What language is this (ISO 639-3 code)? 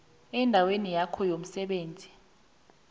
nbl